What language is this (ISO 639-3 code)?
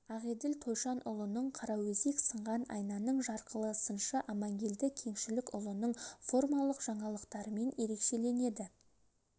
kaz